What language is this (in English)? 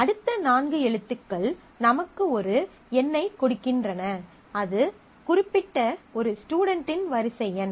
Tamil